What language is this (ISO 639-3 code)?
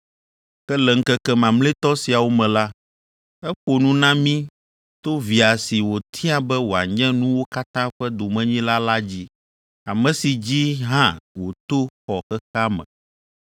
ewe